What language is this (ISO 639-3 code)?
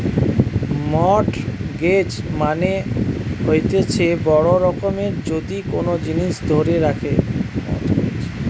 ben